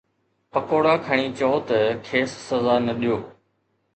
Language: Sindhi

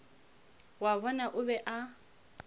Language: Northern Sotho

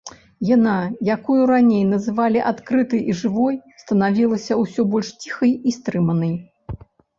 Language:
Belarusian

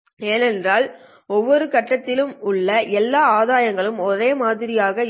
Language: Tamil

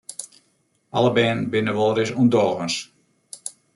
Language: Western Frisian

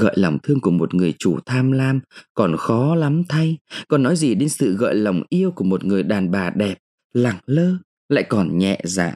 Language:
Vietnamese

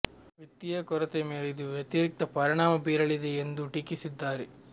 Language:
Kannada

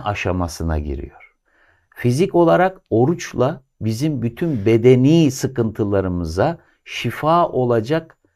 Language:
Turkish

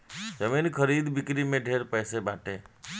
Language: Bhojpuri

